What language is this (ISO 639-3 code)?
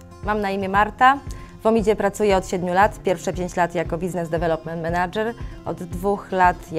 pol